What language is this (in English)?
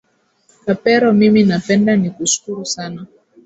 Swahili